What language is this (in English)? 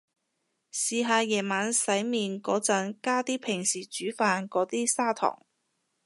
Cantonese